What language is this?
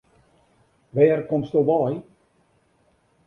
Western Frisian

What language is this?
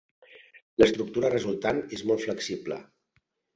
Catalan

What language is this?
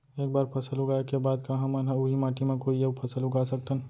Chhattisgarhi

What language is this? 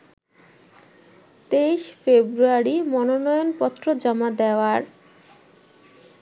Bangla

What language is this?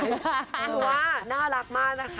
Thai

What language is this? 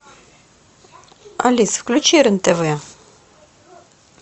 Russian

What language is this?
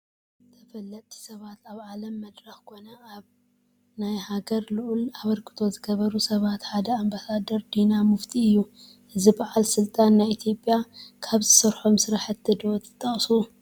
Tigrinya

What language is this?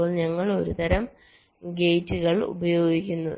Malayalam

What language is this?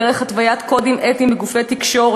Hebrew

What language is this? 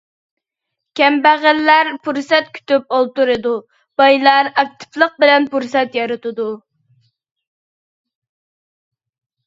Uyghur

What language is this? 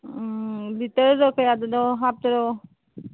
Manipuri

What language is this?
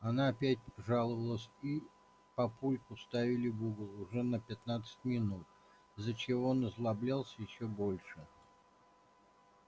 Russian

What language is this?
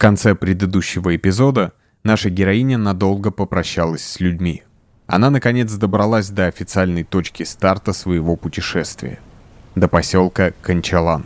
Russian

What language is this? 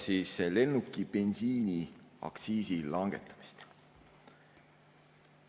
Estonian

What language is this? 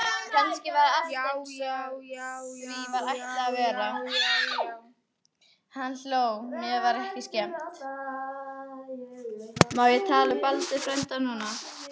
Icelandic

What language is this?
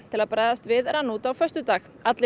Icelandic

